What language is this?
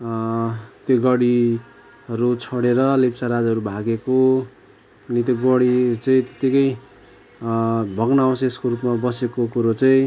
Nepali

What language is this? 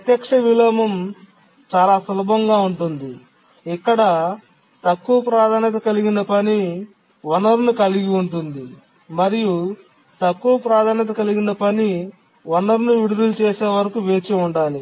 Telugu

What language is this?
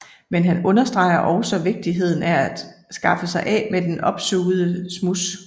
Danish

